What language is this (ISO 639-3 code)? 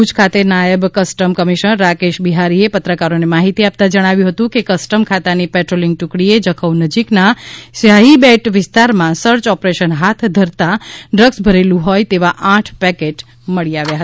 guj